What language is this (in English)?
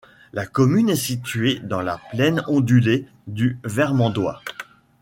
French